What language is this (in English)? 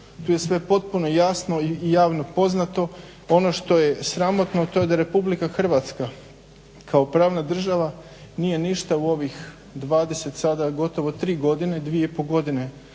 Croatian